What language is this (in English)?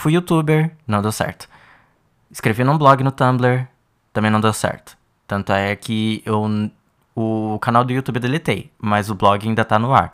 Portuguese